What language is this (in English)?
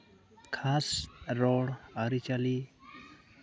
Santali